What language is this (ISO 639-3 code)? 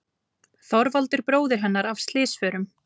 isl